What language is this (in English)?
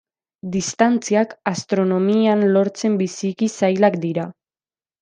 Basque